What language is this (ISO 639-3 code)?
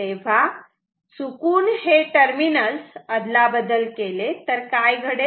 mar